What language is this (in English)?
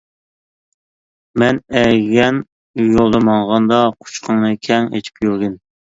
Uyghur